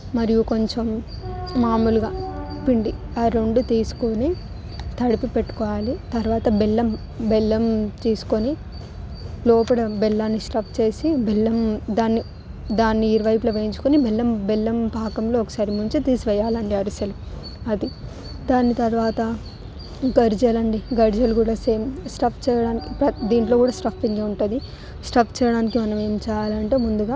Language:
Telugu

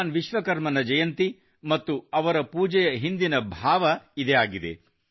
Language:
Kannada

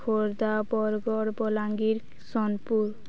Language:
Odia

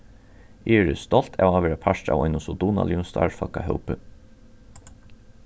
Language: Faroese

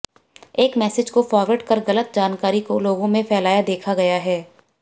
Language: Hindi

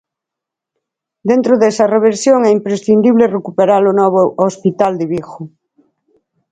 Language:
Galician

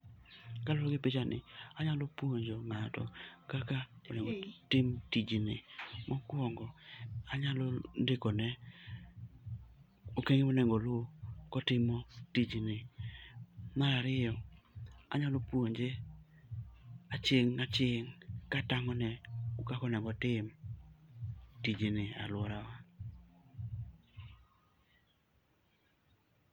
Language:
Luo (Kenya and Tanzania)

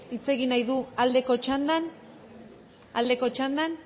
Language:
Basque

